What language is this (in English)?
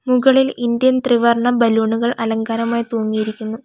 Malayalam